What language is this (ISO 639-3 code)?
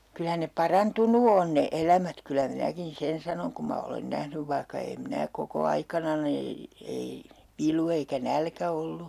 fin